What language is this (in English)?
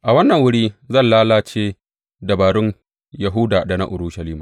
Hausa